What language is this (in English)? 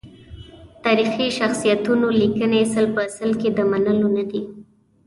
Pashto